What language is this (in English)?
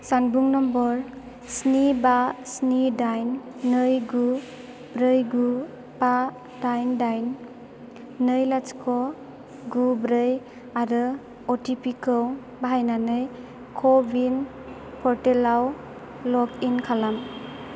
Bodo